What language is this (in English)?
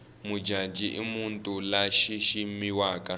Tsonga